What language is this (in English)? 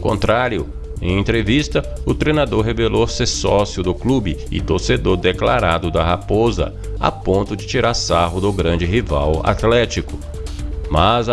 Portuguese